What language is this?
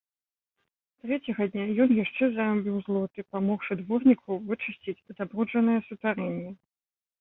Belarusian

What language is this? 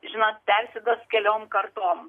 Lithuanian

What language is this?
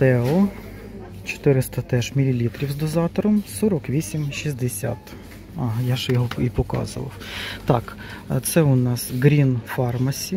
Ukrainian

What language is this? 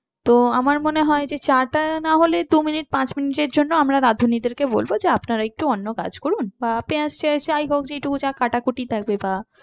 Bangla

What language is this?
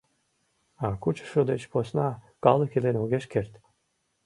Mari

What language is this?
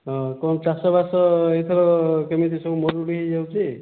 Odia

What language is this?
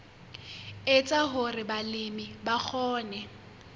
Southern Sotho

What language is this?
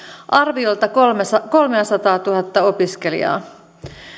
Finnish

